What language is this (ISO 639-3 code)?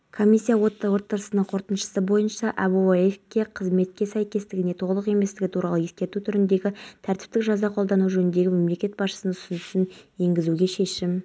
kaz